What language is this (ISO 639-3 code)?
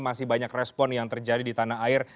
ind